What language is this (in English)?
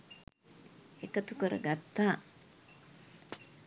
Sinhala